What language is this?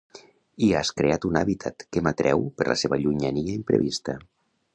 Catalan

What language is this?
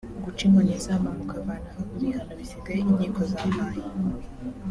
Kinyarwanda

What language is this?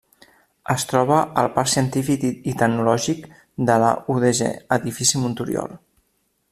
Catalan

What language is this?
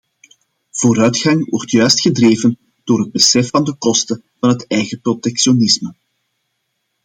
Dutch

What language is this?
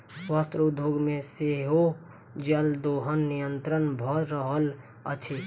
Maithili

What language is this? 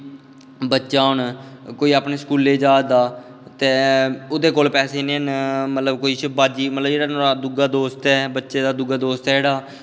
Dogri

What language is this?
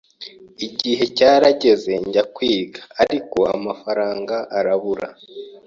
Kinyarwanda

